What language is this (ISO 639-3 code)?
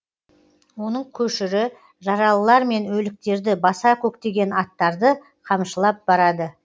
kaz